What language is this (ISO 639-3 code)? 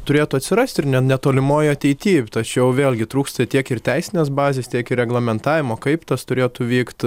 lit